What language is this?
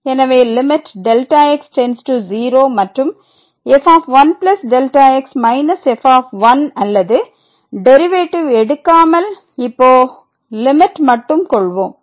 Tamil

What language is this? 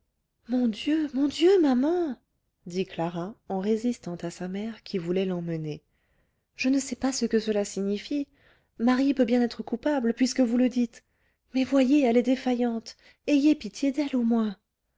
French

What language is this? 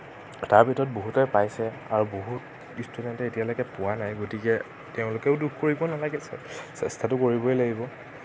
Assamese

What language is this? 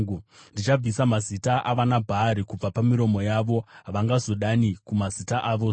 Shona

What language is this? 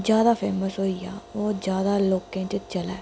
Dogri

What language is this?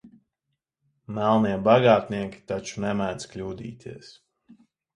Latvian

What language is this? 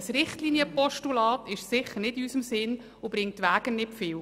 Swiss German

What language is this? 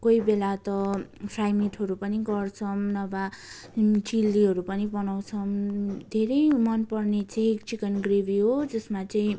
Nepali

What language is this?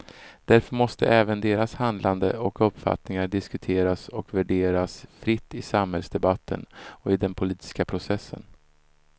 Swedish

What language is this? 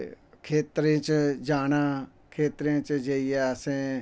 Dogri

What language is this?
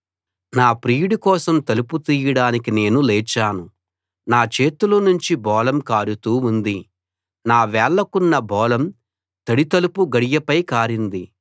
Telugu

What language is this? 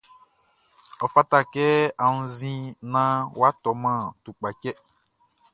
Baoulé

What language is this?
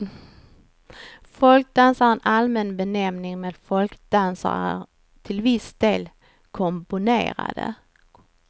Swedish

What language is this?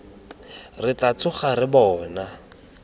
Tswana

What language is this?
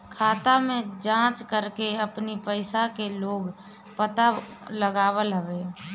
Bhojpuri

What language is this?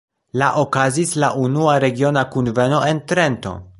Esperanto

